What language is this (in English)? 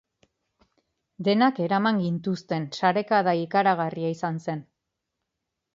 Basque